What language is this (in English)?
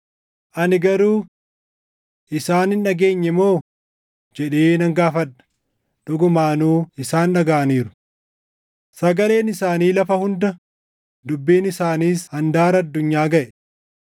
Oromo